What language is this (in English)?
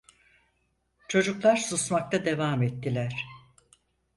Turkish